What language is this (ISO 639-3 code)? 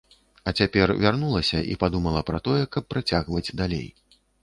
bel